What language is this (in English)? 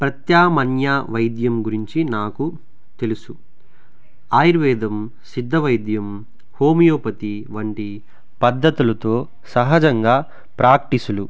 Telugu